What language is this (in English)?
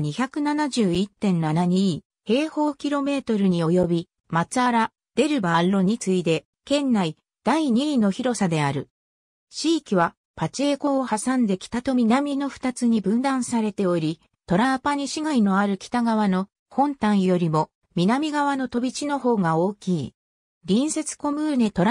Japanese